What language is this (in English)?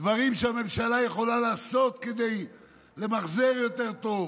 Hebrew